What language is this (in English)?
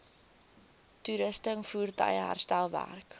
Afrikaans